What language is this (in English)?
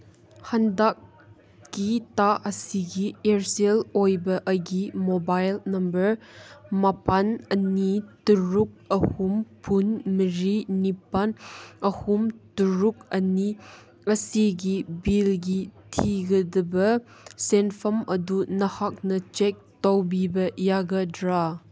Manipuri